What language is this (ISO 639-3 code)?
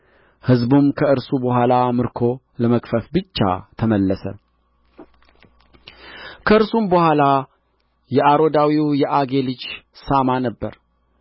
amh